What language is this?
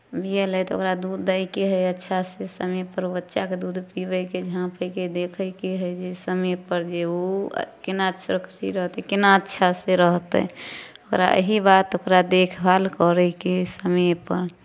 Maithili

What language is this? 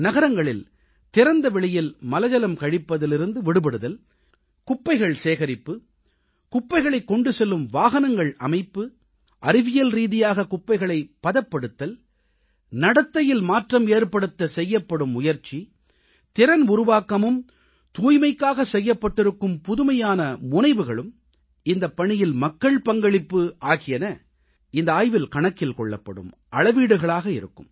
Tamil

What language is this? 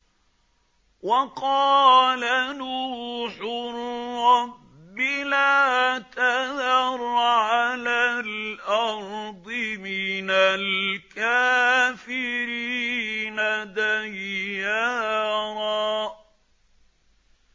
Arabic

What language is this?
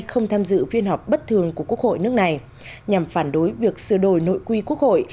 Vietnamese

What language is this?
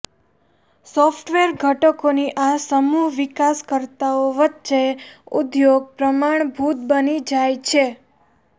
Gujarati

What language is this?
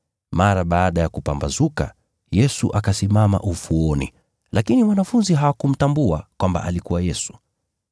Swahili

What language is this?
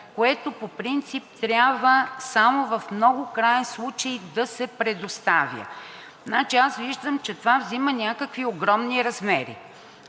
Bulgarian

